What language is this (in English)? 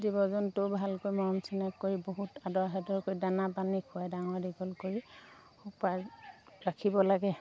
Assamese